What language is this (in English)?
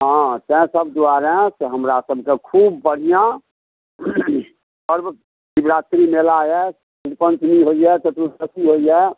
Maithili